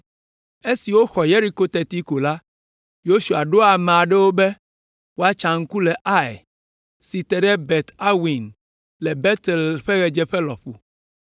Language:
Ewe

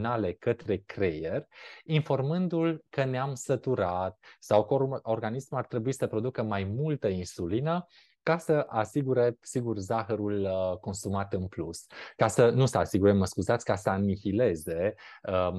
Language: Romanian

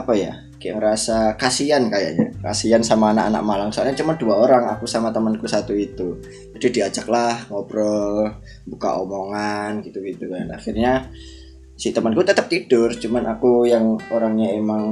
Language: Indonesian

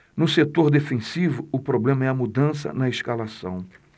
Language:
Portuguese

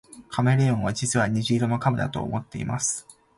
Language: Japanese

